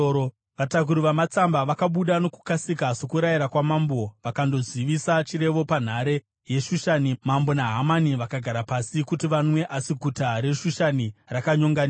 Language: Shona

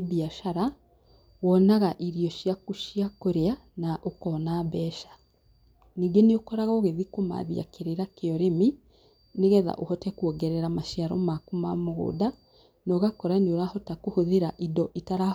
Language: Kikuyu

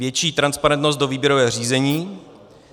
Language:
Czech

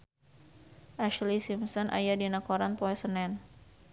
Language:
Sundanese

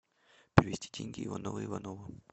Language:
Russian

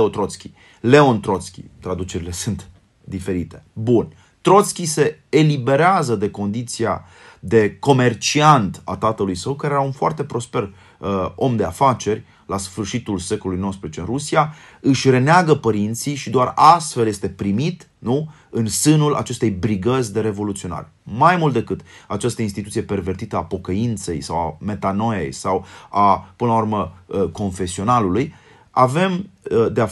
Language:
Romanian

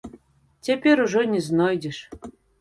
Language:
Belarusian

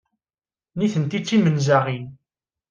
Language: Kabyle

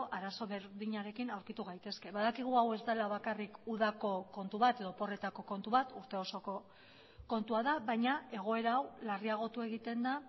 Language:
Basque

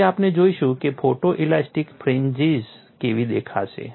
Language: Gujarati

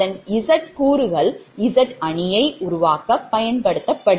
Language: Tamil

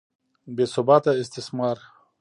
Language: Pashto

